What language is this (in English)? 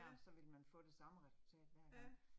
Danish